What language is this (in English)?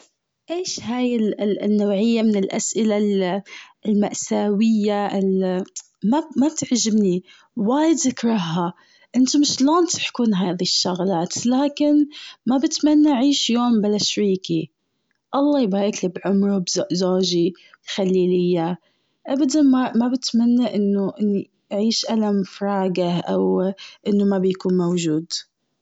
Gulf Arabic